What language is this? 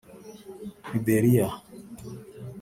Kinyarwanda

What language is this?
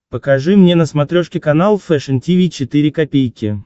Russian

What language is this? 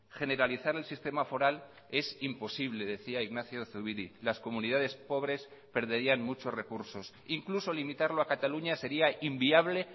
Spanish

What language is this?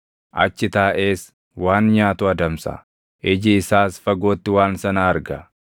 Oromo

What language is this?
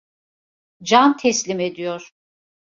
Turkish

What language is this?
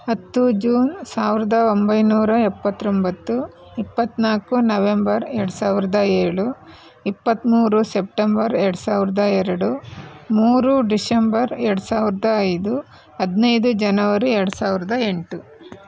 Kannada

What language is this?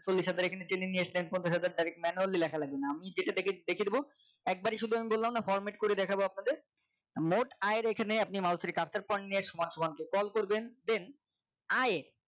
Bangla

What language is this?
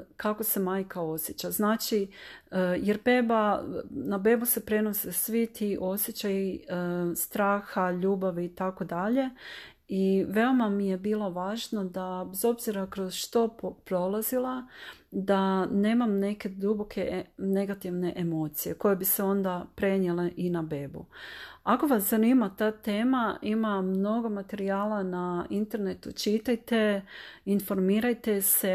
Croatian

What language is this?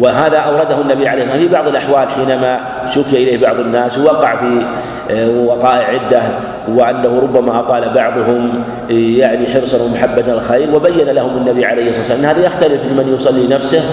Arabic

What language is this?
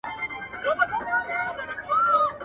Pashto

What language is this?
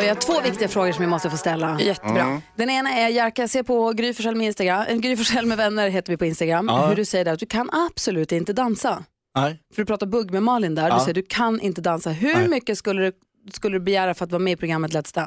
Swedish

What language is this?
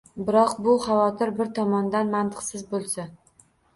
Uzbek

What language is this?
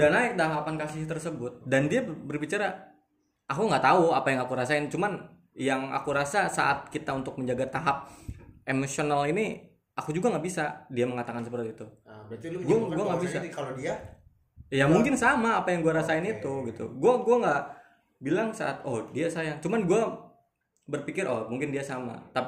Indonesian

